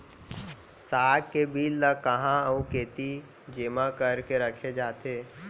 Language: Chhattisgarhi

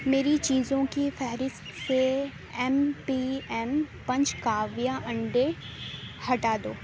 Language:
Urdu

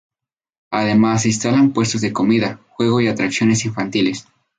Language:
Spanish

